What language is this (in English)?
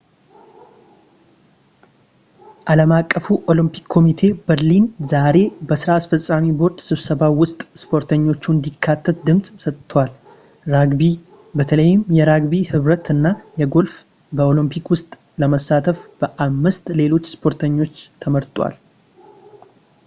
Amharic